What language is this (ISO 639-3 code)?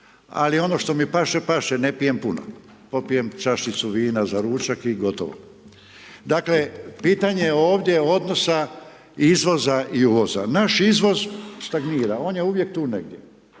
hrv